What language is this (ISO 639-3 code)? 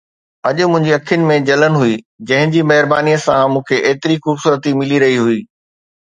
snd